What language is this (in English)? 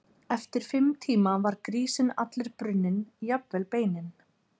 Icelandic